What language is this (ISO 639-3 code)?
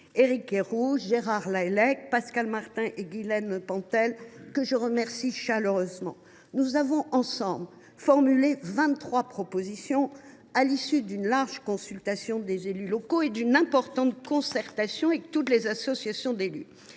fra